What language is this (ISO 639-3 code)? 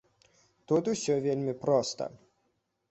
bel